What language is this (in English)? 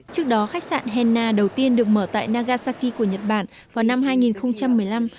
Vietnamese